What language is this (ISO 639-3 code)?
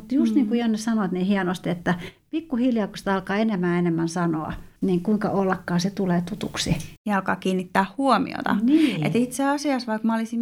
fin